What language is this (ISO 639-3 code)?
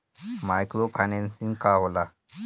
bho